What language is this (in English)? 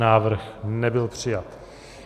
Czech